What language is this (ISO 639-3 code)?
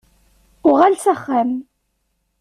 kab